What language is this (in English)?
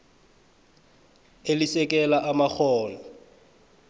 South Ndebele